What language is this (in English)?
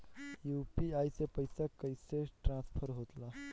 Bhojpuri